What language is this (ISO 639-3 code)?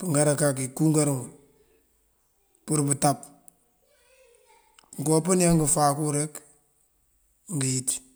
mfv